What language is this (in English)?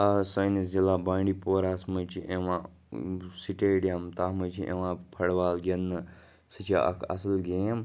Kashmiri